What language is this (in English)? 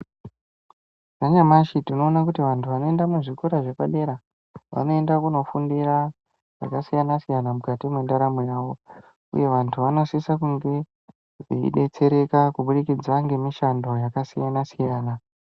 Ndau